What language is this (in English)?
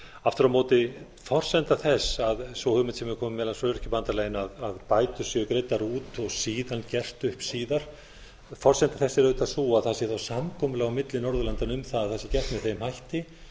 Icelandic